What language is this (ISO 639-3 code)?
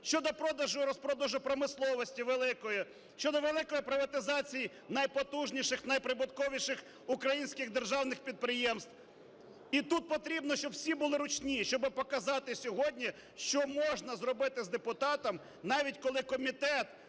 ukr